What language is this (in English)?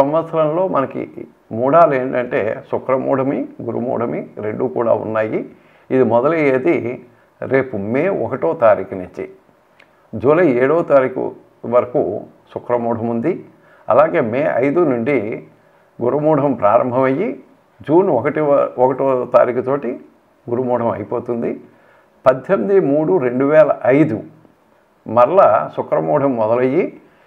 Telugu